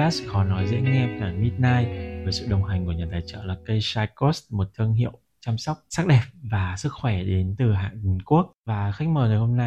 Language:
Vietnamese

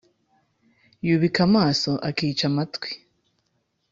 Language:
Kinyarwanda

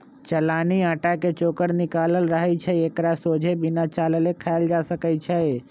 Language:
Magahi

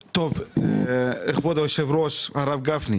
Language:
Hebrew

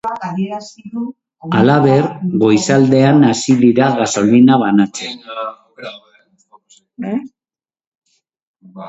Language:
Basque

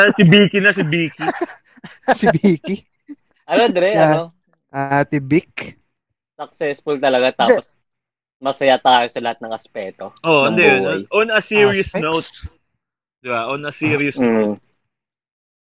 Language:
Filipino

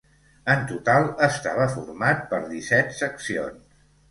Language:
Catalan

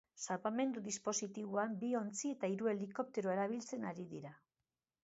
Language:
Basque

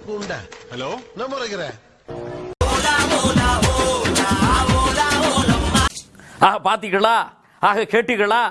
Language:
Tamil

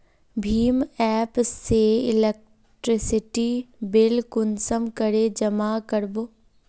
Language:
Magahi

